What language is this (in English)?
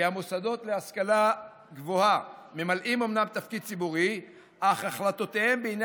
Hebrew